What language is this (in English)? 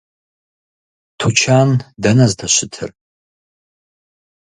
Kabardian